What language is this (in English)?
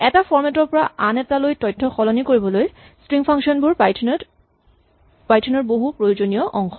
Assamese